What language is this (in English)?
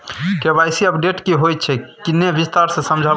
Maithili